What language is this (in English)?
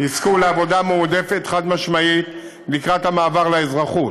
Hebrew